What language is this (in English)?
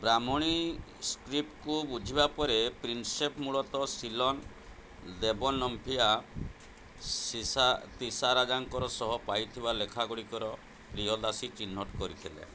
Odia